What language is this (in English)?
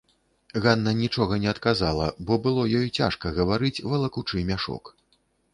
Belarusian